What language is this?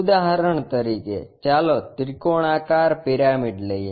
Gujarati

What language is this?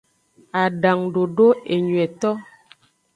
Aja (Benin)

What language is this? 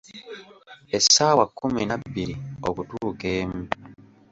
Ganda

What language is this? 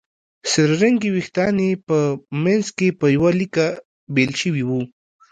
Pashto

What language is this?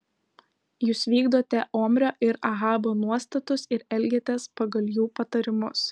Lithuanian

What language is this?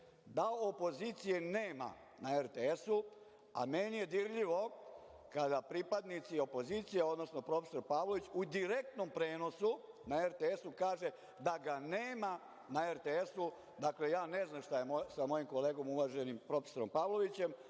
Serbian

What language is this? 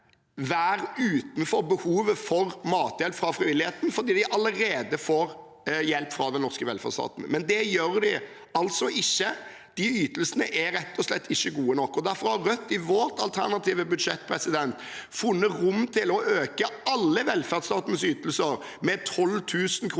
Norwegian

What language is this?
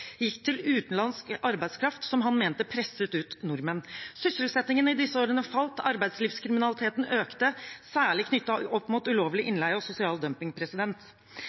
Norwegian Bokmål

